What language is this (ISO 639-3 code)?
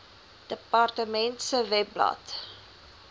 afr